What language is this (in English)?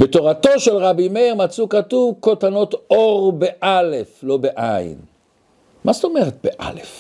Hebrew